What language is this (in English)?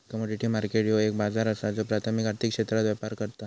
Marathi